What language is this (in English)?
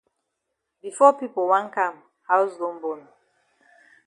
Cameroon Pidgin